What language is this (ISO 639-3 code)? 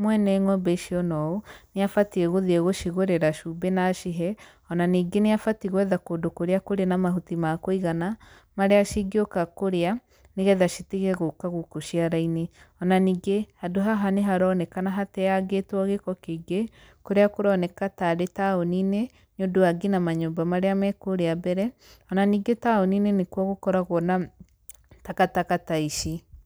kik